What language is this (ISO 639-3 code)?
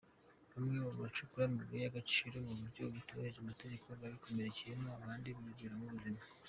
kin